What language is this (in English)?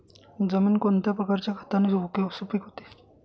Marathi